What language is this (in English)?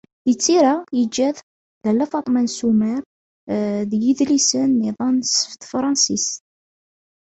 Kabyle